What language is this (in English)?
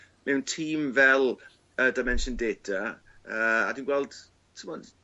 Welsh